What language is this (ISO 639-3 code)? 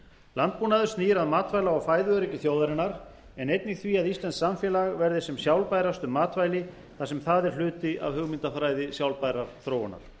isl